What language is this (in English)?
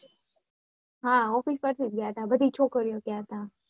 Gujarati